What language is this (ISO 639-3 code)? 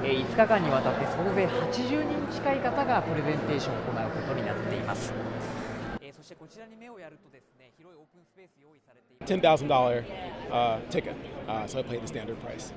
jpn